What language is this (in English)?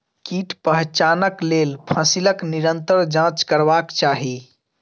Maithili